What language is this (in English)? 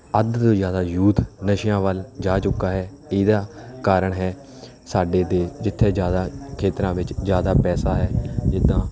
Punjabi